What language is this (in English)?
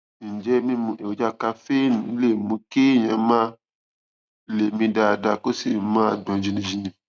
Yoruba